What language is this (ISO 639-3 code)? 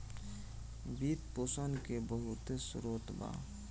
bho